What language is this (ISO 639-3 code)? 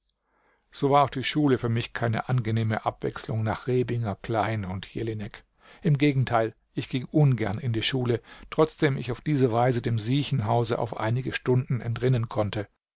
deu